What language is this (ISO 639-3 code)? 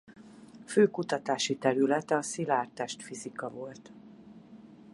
hun